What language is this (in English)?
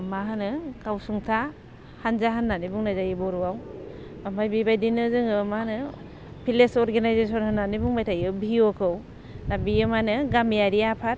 Bodo